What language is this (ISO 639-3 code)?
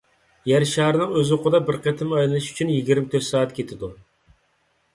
uig